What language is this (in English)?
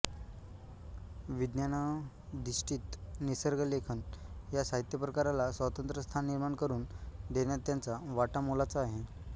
Marathi